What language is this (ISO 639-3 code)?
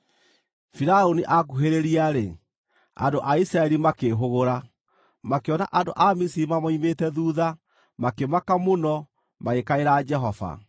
kik